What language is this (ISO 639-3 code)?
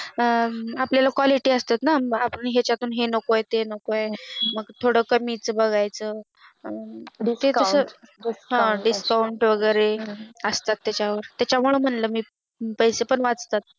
mar